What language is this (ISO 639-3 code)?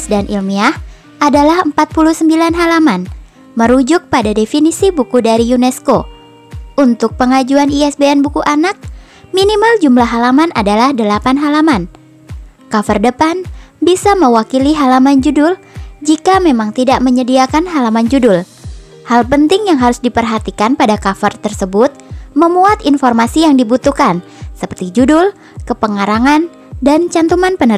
ind